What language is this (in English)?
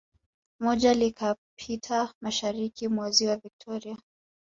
Swahili